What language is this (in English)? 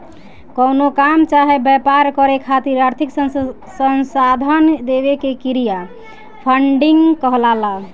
Bhojpuri